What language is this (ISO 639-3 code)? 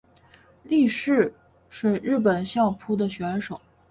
zho